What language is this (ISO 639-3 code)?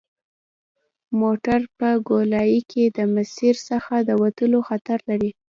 pus